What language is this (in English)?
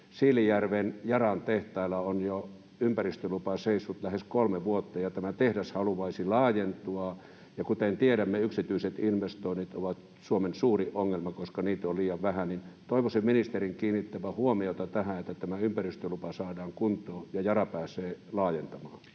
Finnish